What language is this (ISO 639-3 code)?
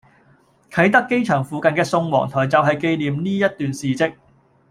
yue